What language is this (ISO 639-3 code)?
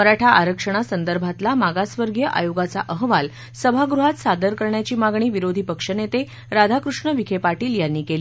mar